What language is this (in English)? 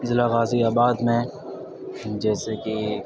Urdu